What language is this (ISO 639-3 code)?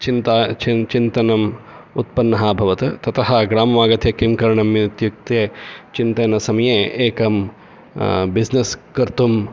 san